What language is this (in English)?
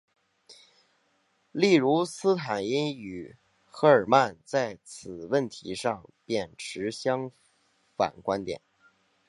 Chinese